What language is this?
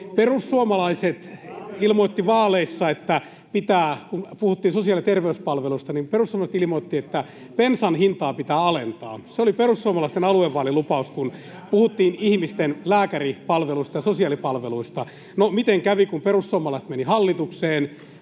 Finnish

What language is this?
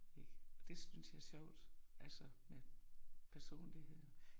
Danish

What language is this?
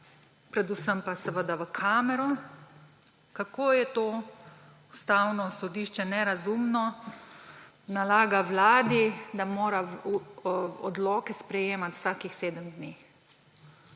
Slovenian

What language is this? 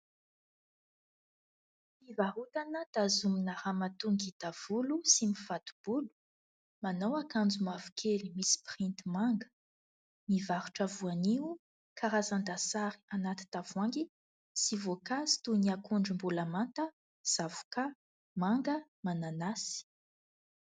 Malagasy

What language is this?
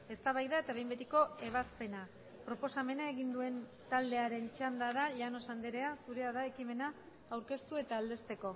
Basque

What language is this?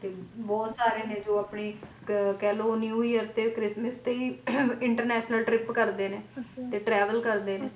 Punjabi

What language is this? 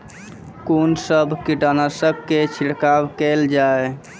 Maithili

